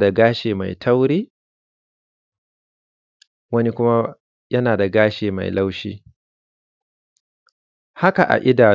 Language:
Hausa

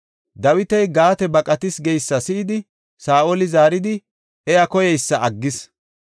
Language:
Gofa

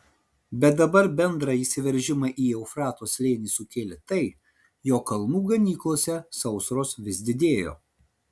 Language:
Lithuanian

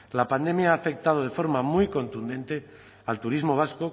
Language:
Spanish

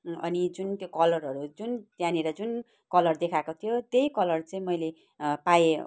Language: Nepali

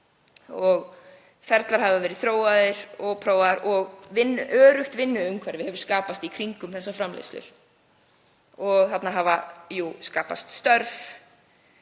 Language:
Icelandic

